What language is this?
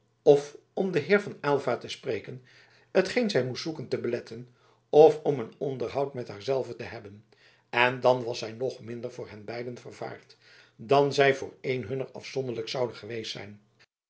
Dutch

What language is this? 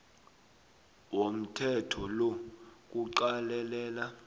South Ndebele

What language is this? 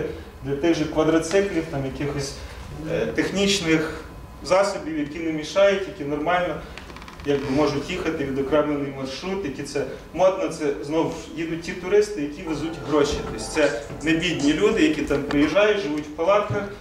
Ukrainian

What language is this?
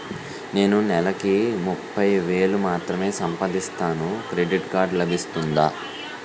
Telugu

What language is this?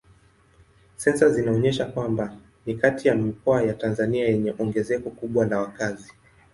Swahili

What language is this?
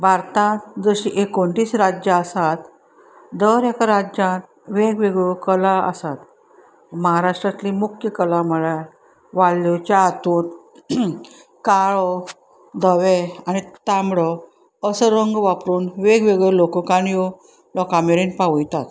Konkani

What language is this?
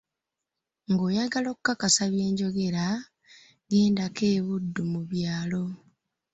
Ganda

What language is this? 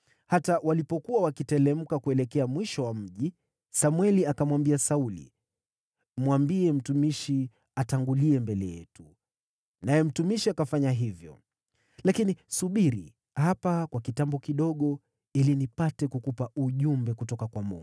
Swahili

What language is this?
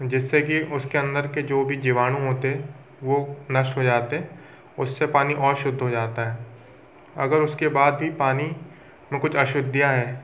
Hindi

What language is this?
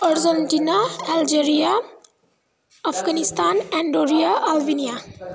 Nepali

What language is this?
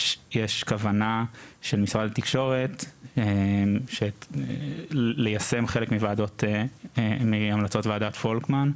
Hebrew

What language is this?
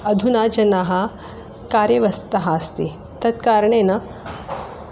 Sanskrit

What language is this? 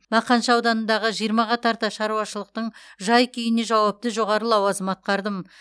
Kazakh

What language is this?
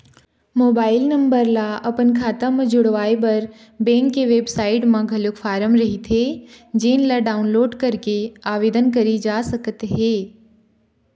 Chhattisgarhi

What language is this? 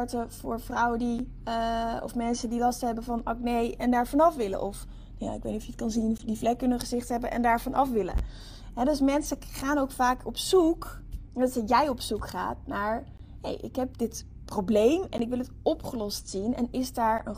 Dutch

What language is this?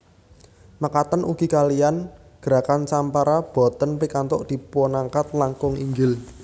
Javanese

